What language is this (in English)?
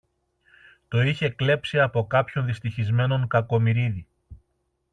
Greek